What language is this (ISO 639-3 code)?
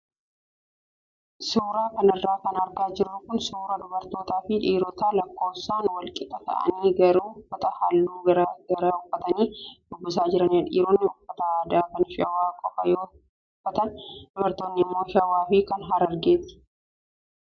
orm